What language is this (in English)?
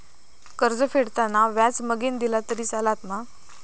Marathi